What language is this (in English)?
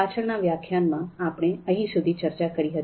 Gujarati